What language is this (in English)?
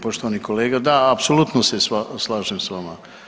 Croatian